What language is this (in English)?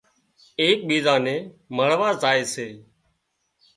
Wadiyara Koli